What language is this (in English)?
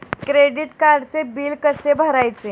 Marathi